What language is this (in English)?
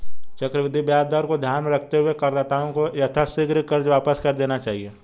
Hindi